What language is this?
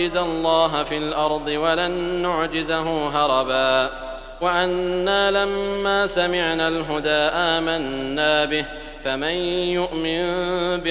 Arabic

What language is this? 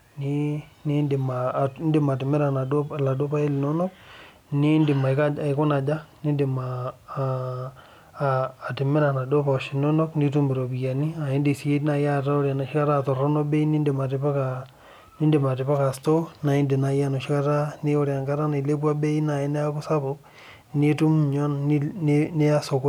Masai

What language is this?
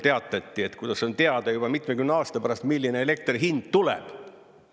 Estonian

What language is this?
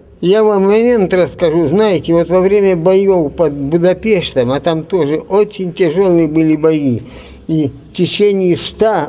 Russian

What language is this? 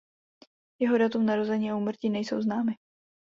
Czech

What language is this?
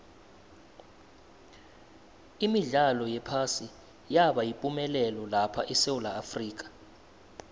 South Ndebele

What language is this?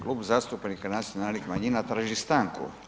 Croatian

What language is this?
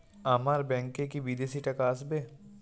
Bangla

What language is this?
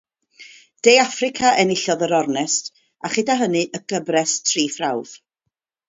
Welsh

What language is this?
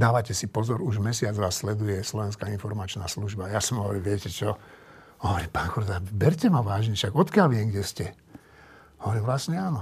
Slovak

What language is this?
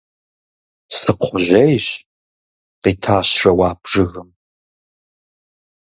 Kabardian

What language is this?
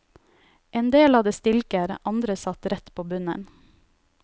Norwegian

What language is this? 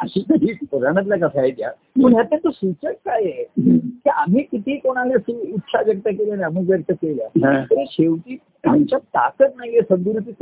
Marathi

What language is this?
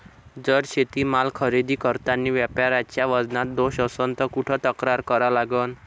Marathi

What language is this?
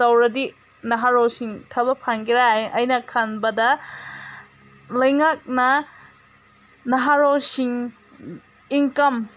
Manipuri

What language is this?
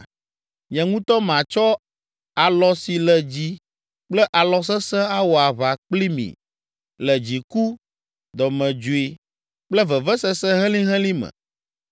Ewe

